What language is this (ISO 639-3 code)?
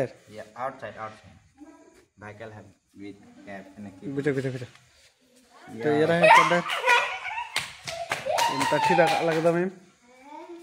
ara